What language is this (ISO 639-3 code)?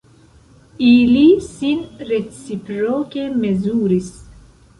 epo